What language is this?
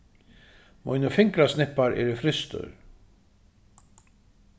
Faroese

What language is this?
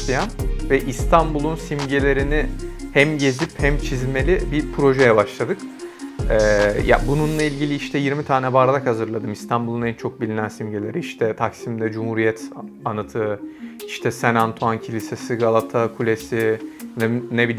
Turkish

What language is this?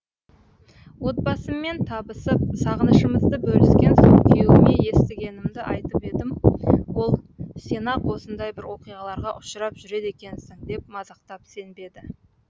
Kazakh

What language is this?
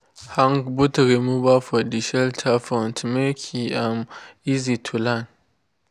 Nigerian Pidgin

